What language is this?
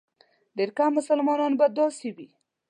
Pashto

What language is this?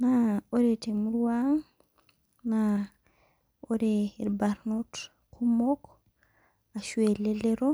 Masai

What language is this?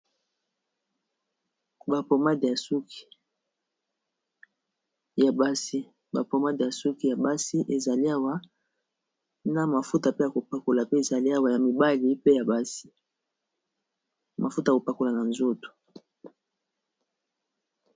Lingala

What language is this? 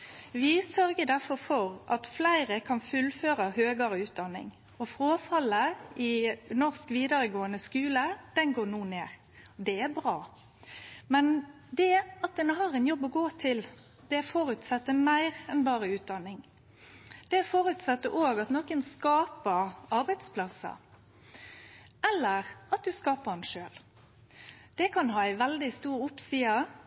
Norwegian Nynorsk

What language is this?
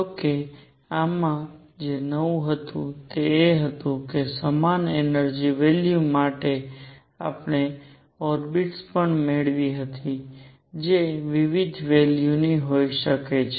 Gujarati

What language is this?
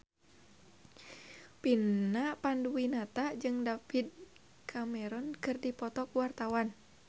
Sundanese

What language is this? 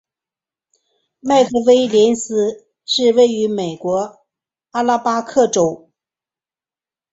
Chinese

